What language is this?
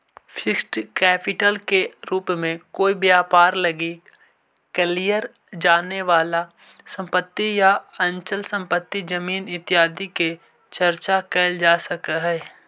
Magahi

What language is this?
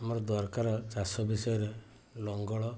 Odia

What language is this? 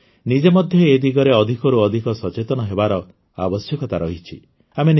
Odia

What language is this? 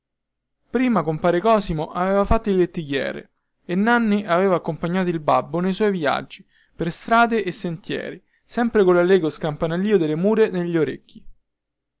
Italian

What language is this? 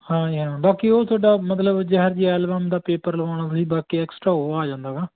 Punjabi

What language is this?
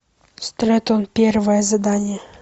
Russian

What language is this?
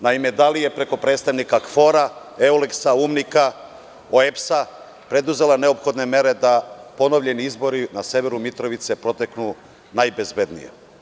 Serbian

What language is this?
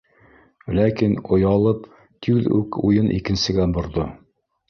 Bashkir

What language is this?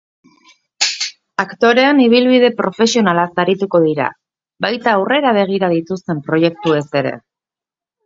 Basque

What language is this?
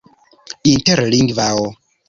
Esperanto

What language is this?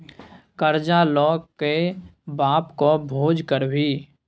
Maithili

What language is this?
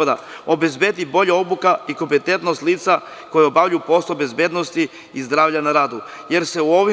Serbian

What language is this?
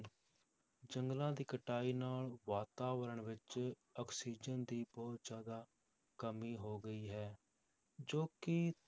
Punjabi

